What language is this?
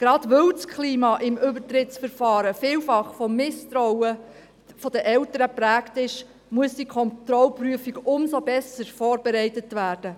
Swiss German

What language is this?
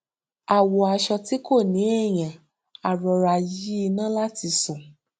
Yoruba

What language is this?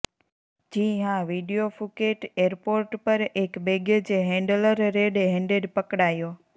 Gujarati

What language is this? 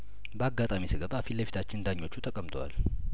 Amharic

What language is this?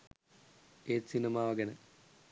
Sinhala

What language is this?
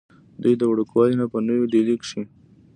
Pashto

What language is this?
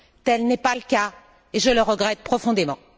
French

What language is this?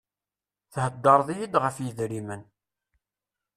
Kabyle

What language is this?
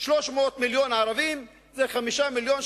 Hebrew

